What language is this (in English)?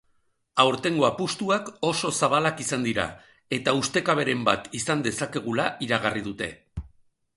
Basque